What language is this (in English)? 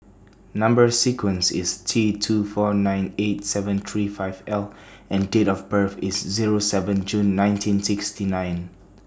English